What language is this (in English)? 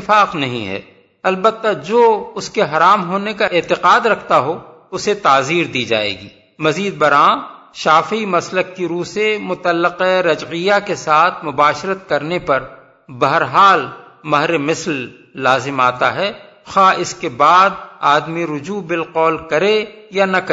Urdu